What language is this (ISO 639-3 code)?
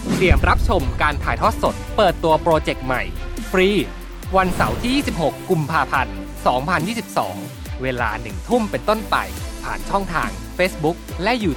tha